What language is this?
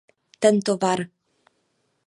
Czech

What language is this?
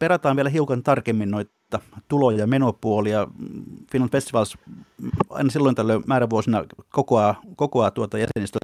Finnish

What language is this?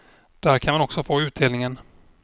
Swedish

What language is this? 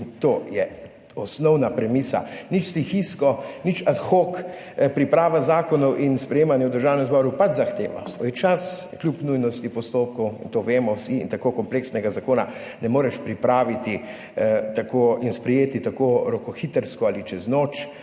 Slovenian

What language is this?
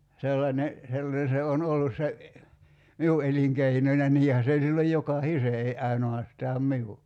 Finnish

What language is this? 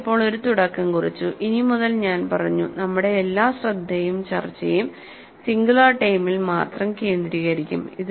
Malayalam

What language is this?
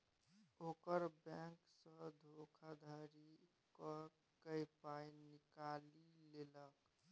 Maithili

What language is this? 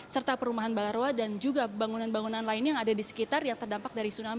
Indonesian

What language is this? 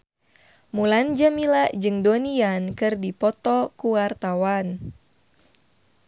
Sundanese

